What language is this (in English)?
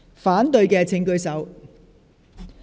Cantonese